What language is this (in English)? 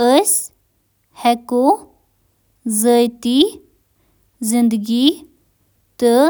Kashmiri